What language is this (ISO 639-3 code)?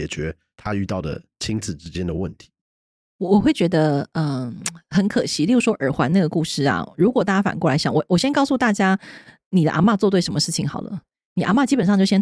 zho